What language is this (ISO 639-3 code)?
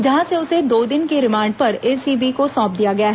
hin